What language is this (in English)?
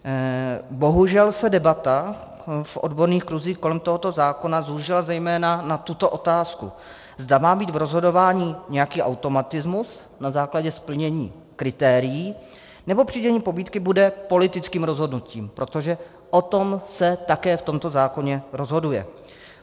Czech